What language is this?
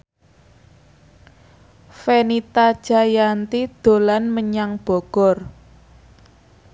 Javanese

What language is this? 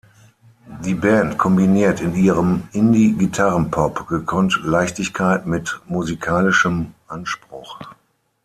German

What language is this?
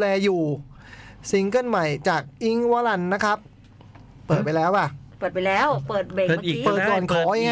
Thai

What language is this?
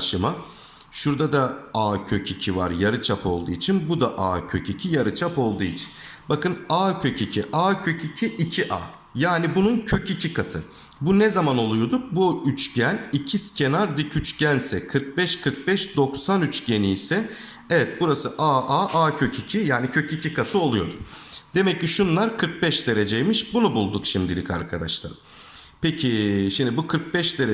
Turkish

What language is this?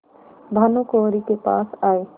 Hindi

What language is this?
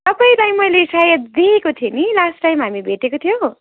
Nepali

